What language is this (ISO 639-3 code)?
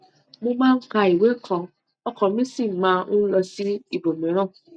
yor